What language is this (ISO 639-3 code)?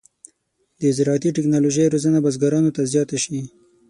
pus